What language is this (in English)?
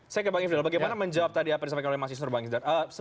Indonesian